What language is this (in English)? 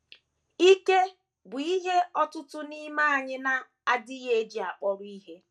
Igbo